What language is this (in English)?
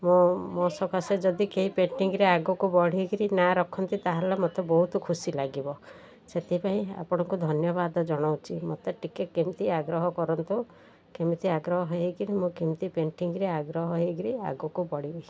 Odia